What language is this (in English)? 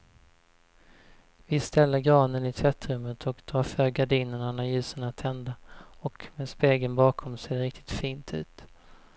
Swedish